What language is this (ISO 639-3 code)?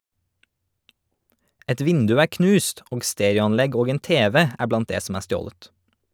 nor